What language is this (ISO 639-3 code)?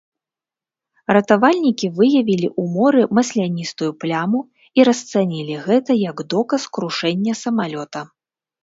bel